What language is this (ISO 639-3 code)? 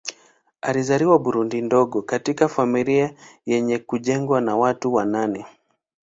swa